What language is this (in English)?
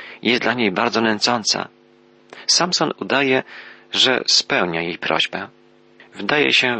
Polish